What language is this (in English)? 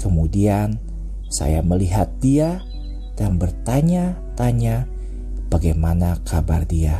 Indonesian